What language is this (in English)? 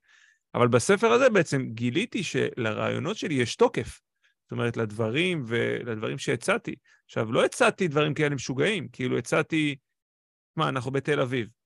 Hebrew